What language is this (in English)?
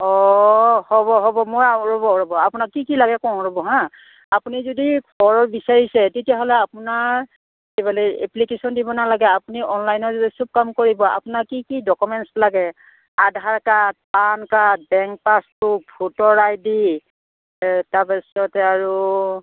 Assamese